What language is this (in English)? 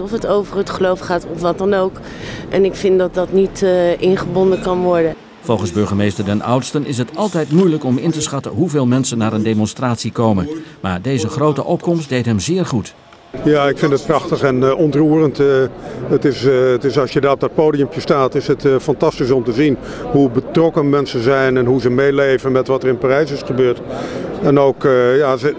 Dutch